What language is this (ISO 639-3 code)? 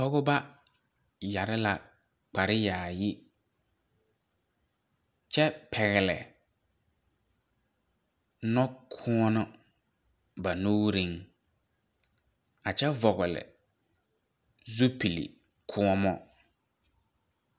dga